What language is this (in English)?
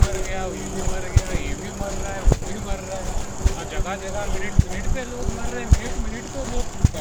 Marathi